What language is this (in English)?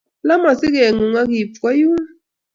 Kalenjin